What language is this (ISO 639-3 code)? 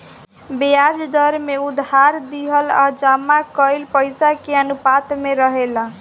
bho